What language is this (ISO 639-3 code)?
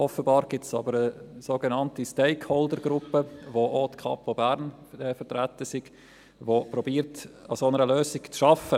gsw